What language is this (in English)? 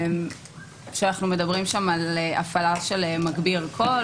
Hebrew